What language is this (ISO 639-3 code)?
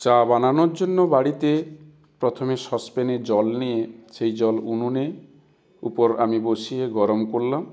ben